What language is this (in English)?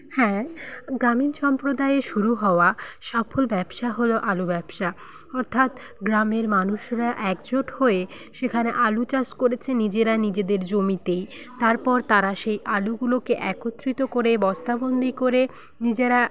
Bangla